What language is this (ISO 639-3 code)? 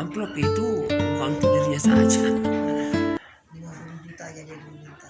ind